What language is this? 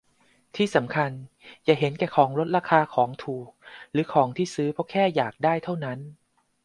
Thai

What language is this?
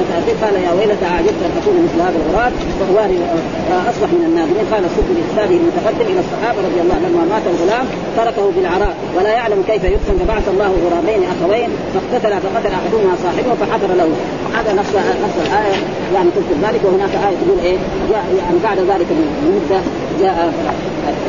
Arabic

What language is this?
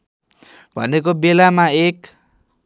Nepali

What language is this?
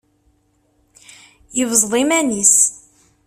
Kabyle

